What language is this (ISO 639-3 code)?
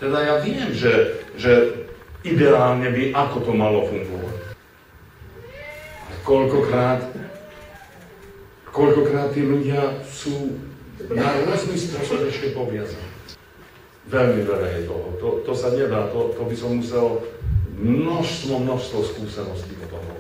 pol